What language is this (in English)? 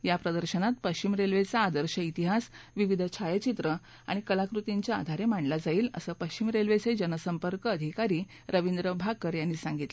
Marathi